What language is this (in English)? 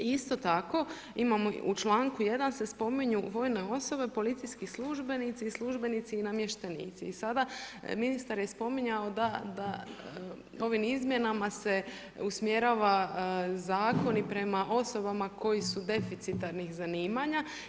Croatian